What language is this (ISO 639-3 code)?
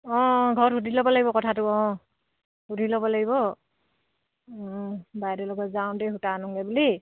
asm